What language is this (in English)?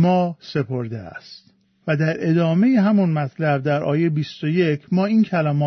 Persian